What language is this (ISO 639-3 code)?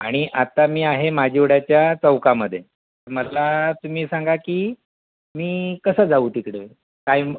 mar